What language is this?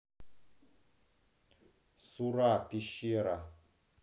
Russian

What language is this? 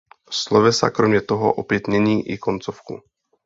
Czech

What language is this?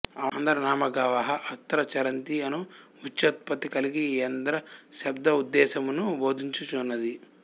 Telugu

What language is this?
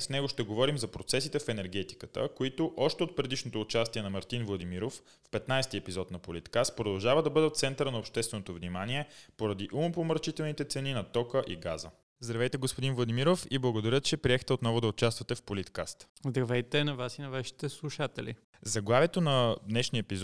Bulgarian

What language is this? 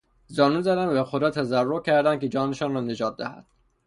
Persian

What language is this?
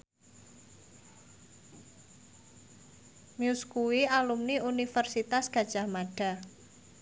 Javanese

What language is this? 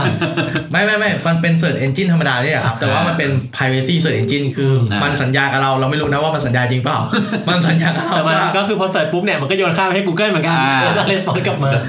Thai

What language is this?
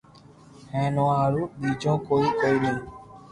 Loarki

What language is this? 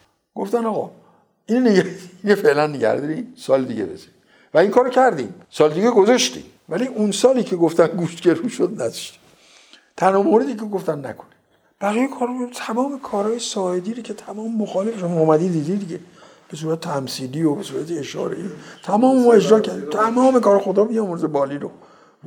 Persian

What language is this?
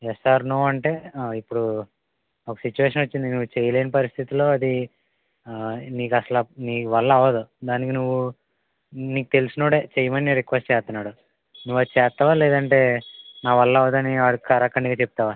Telugu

